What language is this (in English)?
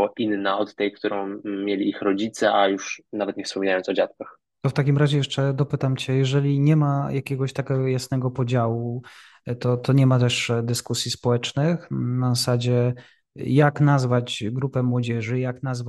Polish